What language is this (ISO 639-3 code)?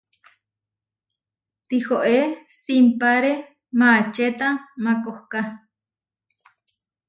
var